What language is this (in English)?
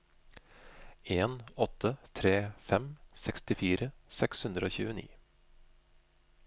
Norwegian